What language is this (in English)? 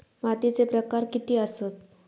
Marathi